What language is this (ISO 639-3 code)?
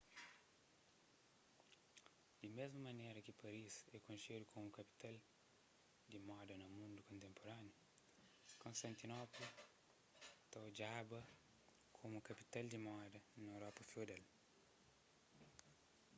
kea